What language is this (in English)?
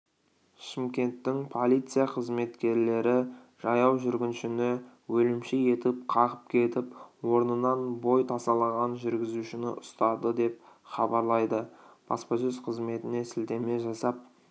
Kazakh